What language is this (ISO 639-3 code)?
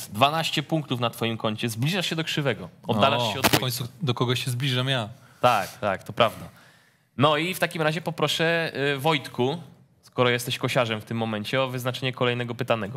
pol